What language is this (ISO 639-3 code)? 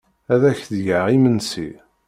kab